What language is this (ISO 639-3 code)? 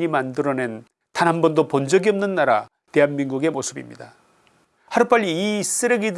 kor